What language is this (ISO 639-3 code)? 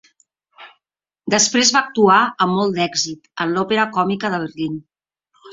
cat